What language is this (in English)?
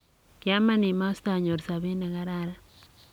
Kalenjin